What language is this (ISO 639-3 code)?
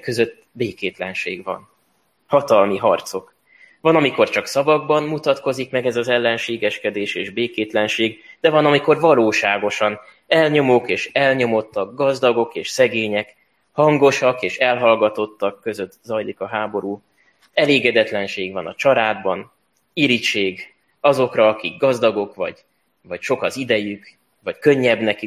hun